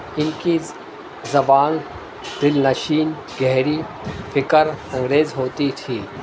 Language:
Urdu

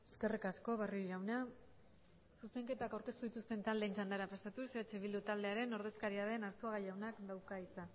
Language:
Basque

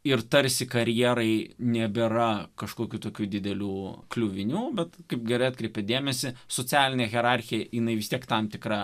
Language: Lithuanian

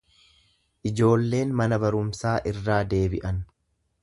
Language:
Oromo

